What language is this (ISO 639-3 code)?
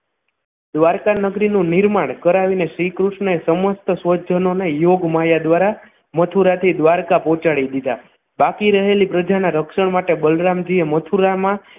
guj